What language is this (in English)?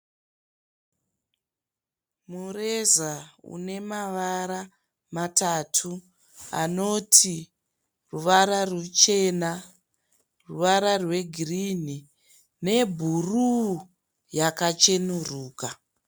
Shona